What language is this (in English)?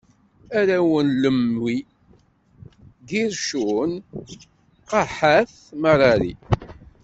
Kabyle